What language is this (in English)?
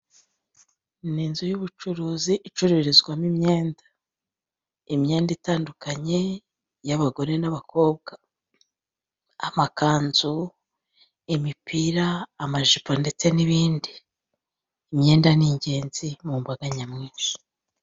Kinyarwanda